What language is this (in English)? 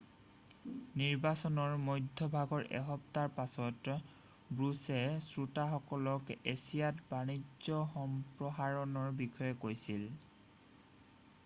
Assamese